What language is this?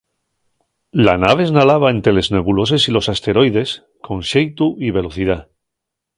Asturian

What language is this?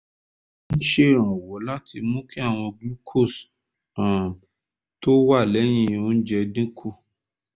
Yoruba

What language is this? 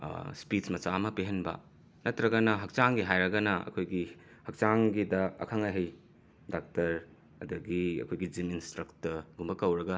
Manipuri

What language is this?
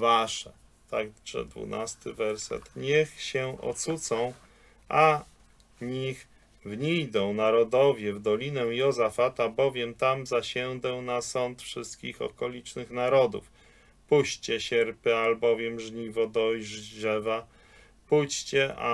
Polish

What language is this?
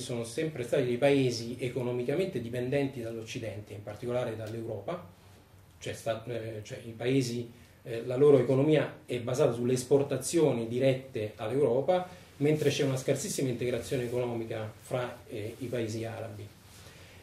Italian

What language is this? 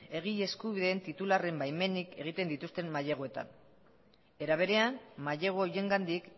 Basque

